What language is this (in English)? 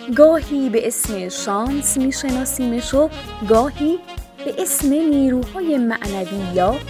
Persian